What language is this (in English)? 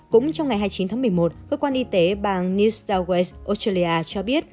Vietnamese